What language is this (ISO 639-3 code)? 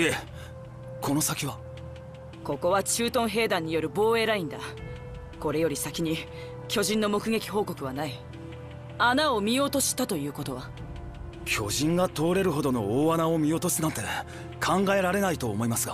jpn